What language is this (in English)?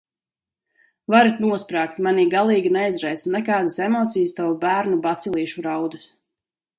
Latvian